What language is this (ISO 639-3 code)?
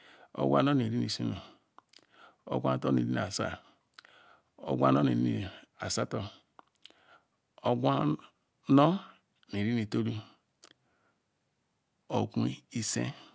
ikw